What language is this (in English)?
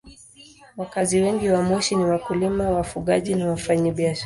Swahili